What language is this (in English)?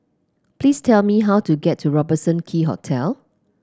English